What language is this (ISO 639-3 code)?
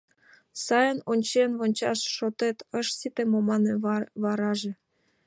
chm